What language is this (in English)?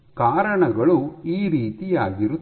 Kannada